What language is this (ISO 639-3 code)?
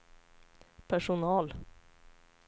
swe